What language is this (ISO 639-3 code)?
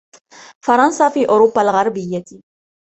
ara